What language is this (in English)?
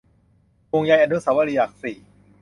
Thai